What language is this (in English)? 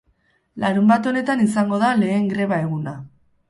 Basque